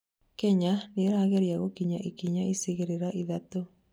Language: Kikuyu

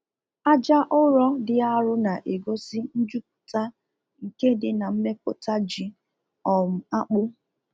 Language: Igbo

